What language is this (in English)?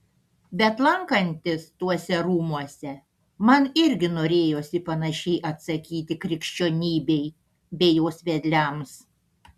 Lithuanian